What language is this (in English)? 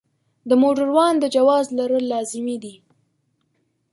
Pashto